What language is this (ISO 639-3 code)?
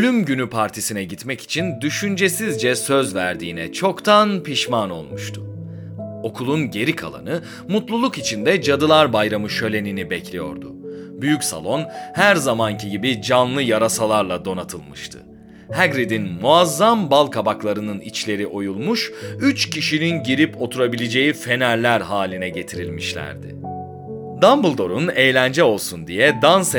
tur